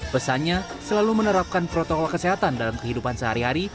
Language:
Indonesian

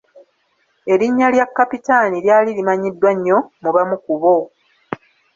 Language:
Ganda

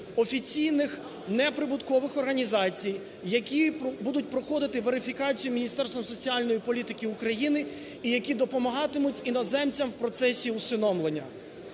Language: Ukrainian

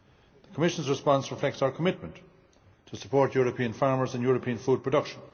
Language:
English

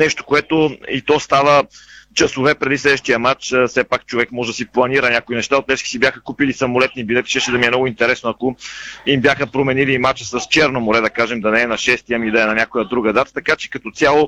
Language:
Bulgarian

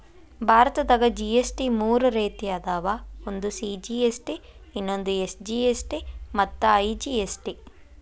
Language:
Kannada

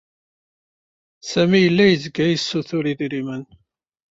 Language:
Kabyle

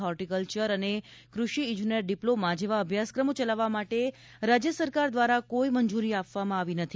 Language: Gujarati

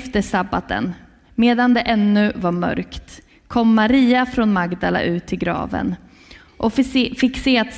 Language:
Swedish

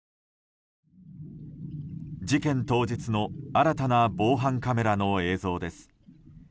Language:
Japanese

